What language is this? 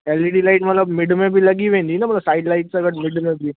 Sindhi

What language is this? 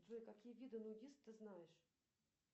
Russian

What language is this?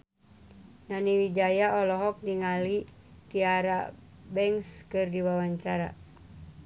Sundanese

